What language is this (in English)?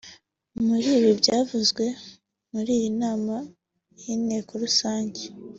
Kinyarwanda